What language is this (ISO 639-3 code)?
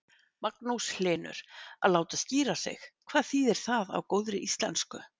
isl